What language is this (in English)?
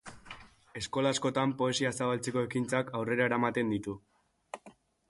Basque